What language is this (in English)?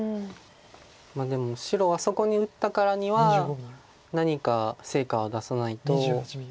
Japanese